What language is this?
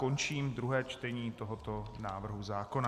Czech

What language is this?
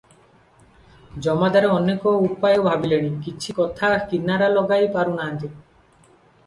Odia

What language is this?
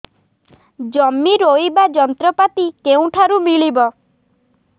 Odia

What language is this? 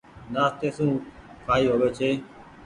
Goaria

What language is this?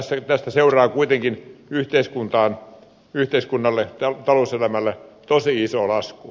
Finnish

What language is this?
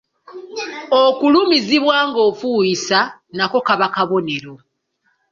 Ganda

